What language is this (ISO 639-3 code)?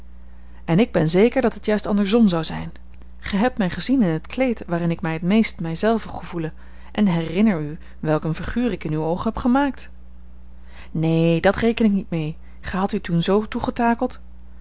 nld